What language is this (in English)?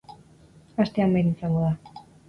Basque